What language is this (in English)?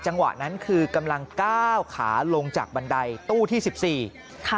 Thai